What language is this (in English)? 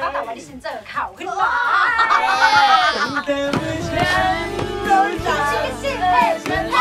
Thai